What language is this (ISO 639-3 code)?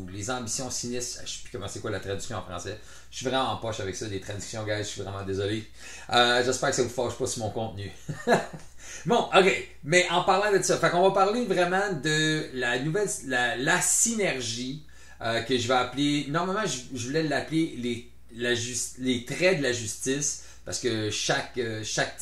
fra